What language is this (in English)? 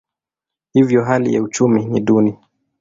Swahili